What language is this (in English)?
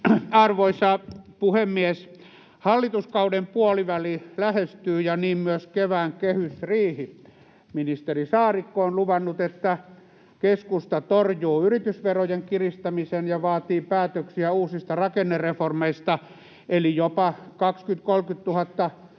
Finnish